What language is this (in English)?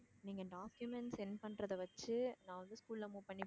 Tamil